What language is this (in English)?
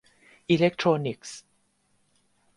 Thai